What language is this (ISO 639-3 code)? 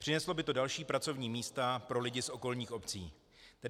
ces